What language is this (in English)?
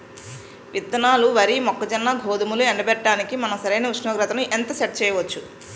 Telugu